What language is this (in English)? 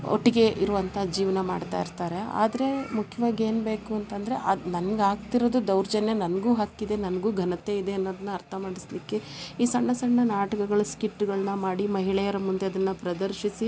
Kannada